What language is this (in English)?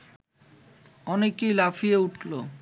Bangla